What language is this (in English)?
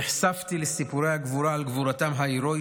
Hebrew